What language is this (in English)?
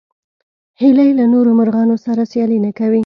Pashto